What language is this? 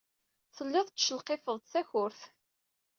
Kabyle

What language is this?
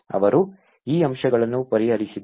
Kannada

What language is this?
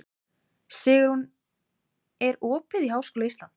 Icelandic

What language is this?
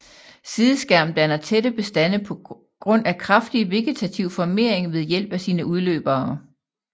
Danish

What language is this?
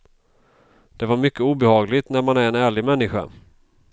Swedish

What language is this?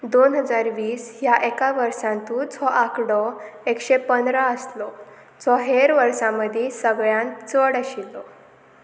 Konkani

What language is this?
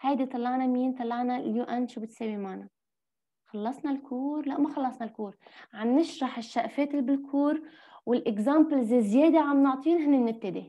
Arabic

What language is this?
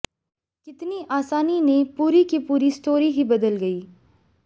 Hindi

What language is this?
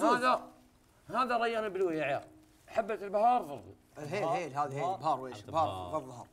Arabic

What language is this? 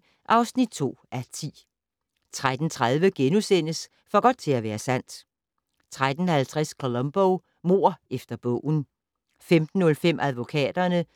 Danish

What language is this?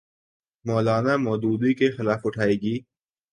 Urdu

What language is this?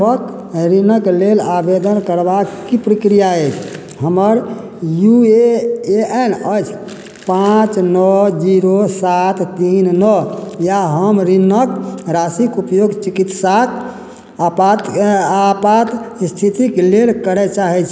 Maithili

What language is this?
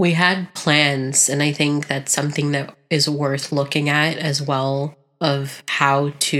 English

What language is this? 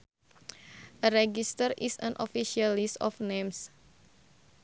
Sundanese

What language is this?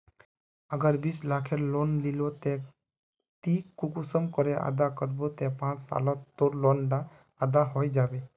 Magahi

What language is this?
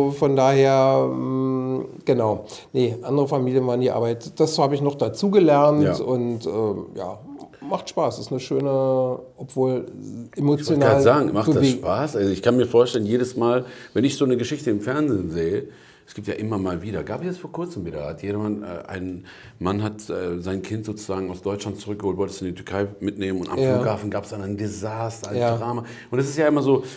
German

